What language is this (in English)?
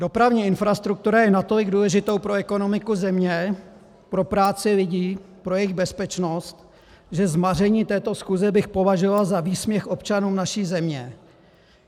Czech